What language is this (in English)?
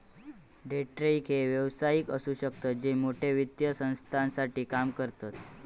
Marathi